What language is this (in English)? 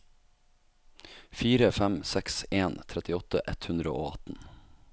Norwegian